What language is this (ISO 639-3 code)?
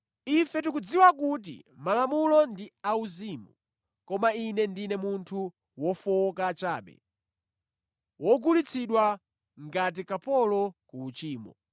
nya